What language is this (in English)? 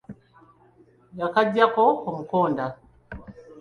Ganda